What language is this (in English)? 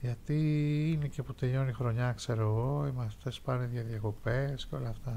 Greek